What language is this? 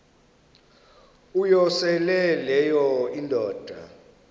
Xhosa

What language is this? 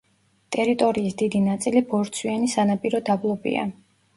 Georgian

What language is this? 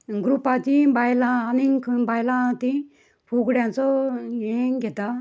Konkani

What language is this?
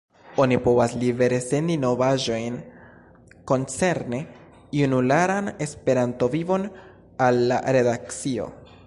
Esperanto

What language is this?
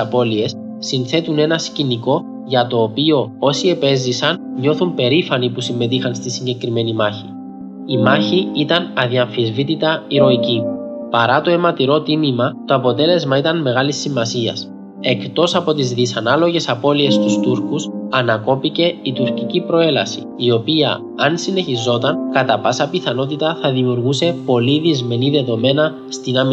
Greek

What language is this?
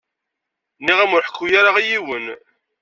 Kabyle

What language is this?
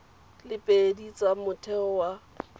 Tswana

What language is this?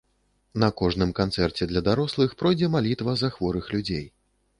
Belarusian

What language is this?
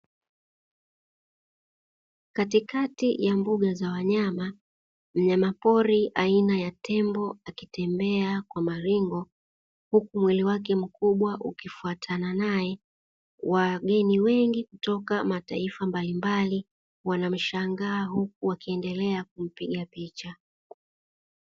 Swahili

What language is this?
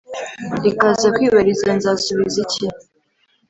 Kinyarwanda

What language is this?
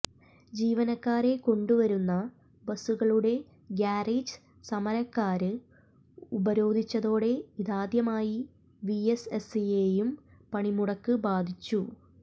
Malayalam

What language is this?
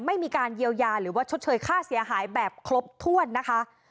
Thai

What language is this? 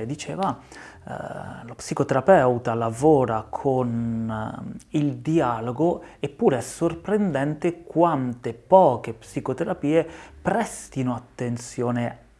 Italian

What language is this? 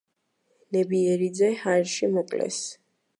Georgian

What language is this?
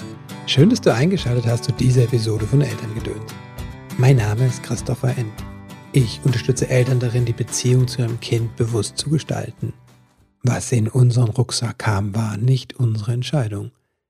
German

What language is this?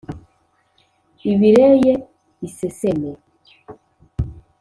Kinyarwanda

